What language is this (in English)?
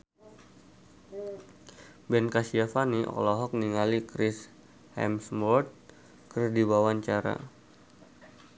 Sundanese